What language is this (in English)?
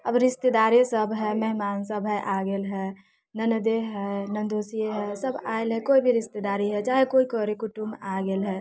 Maithili